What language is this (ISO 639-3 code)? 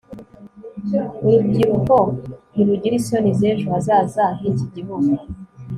kin